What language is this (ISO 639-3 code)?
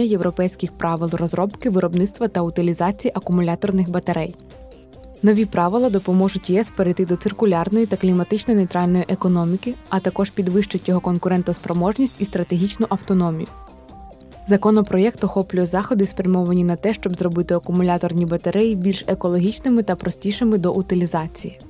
ukr